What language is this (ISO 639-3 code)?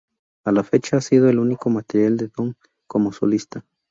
spa